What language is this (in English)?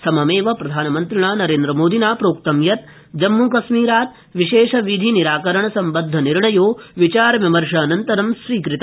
Sanskrit